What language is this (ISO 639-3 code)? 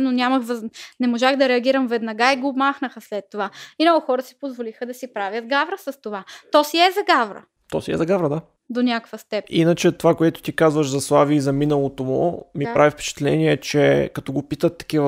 bul